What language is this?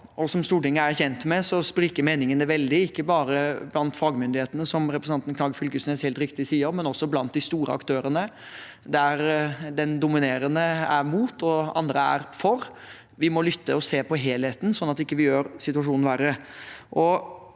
Norwegian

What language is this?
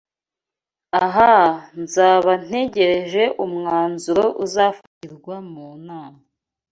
Kinyarwanda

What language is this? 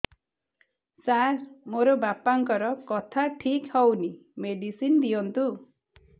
Odia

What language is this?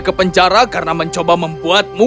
Indonesian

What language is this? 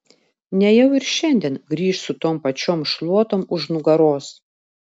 Lithuanian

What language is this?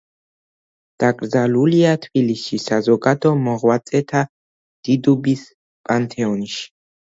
Georgian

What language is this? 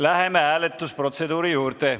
Estonian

